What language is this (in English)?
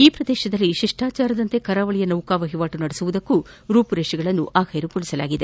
Kannada